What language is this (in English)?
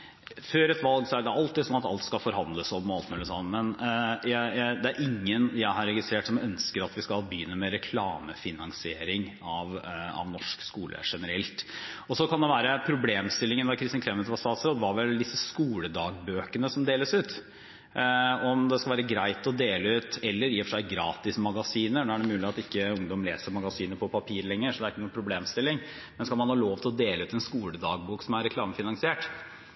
Norwegian Bokmål